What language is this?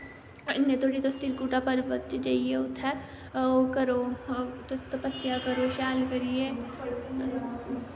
Dogri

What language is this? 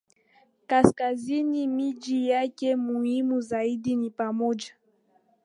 Swahili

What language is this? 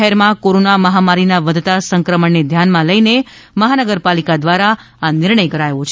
Gujarati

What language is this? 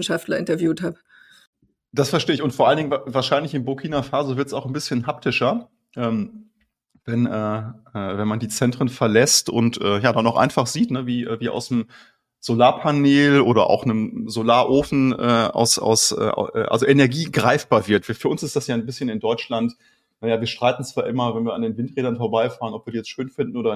German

